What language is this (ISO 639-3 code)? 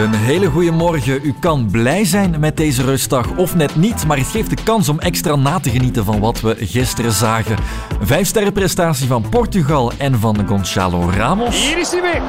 nld